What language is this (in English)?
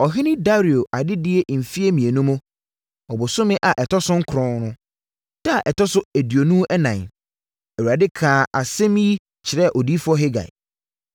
Akan